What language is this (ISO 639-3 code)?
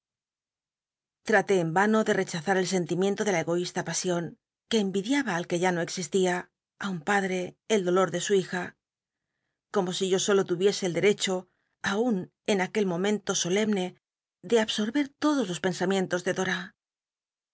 spa